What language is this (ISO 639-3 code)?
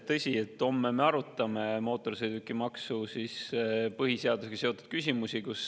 est